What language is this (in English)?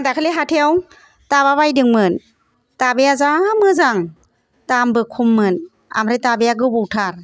Bodo